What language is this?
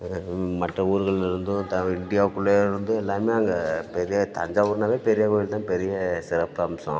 Tamil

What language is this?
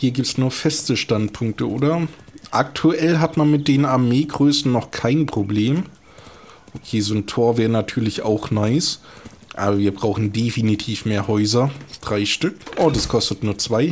German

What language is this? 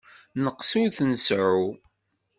Kabyle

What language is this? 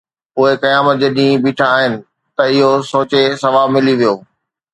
Sindhi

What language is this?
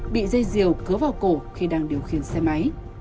Vietnamese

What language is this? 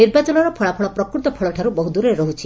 Odia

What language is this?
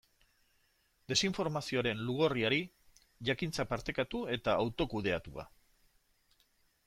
Basque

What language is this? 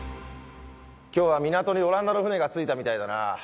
Japanese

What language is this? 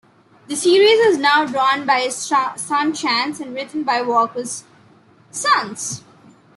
English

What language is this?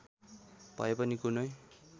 Nepali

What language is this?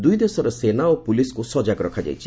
Odia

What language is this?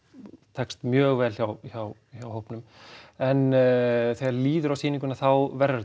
Icelandic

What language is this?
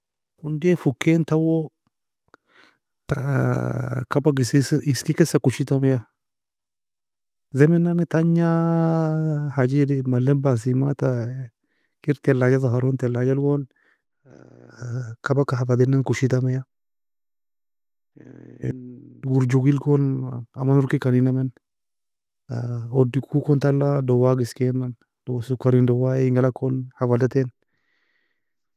Nobiin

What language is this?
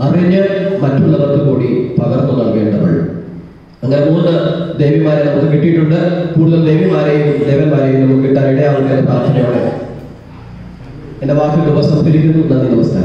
Indonesian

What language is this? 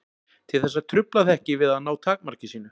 Icelandic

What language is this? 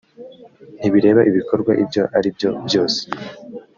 Kinyarwanda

